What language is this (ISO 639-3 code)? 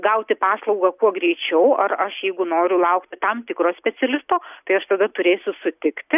lit